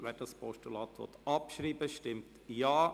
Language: Swiss German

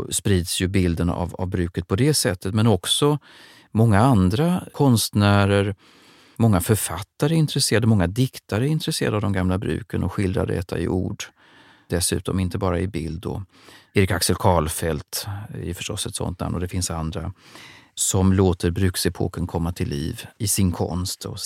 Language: Swedish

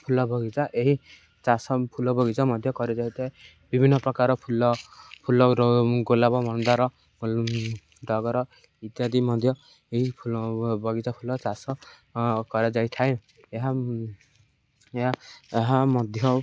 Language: Odia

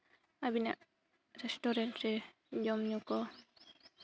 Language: Santali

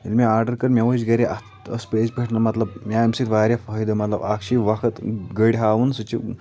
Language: Kashmiri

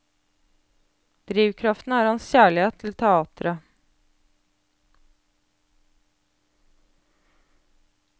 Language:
Norwegian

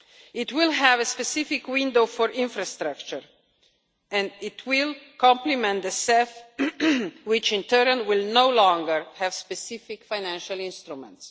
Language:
English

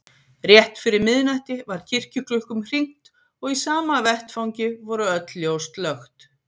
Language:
Icelandic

